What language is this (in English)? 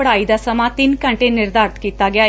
Punjabi